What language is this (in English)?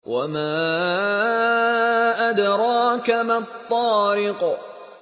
Arabic